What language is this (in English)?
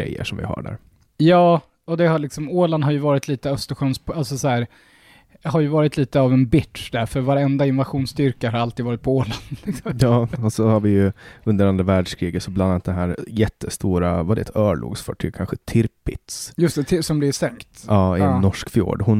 Swedish